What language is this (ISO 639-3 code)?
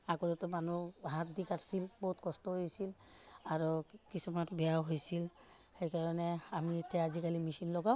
asm